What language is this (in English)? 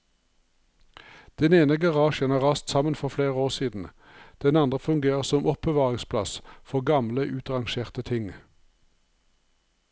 Norwegian